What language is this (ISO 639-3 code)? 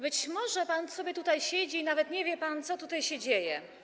pol